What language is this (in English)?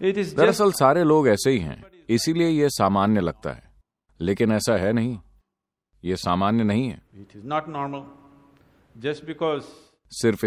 Hindi